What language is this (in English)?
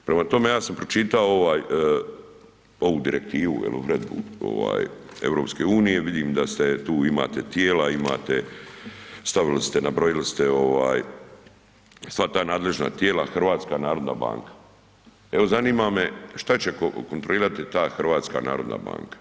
Croatian